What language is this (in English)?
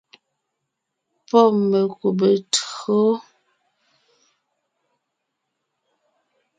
Ngiemboon